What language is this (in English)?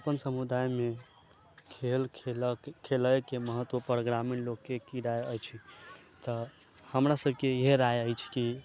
Maithili